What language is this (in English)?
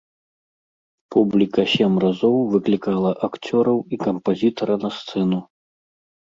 Belarusian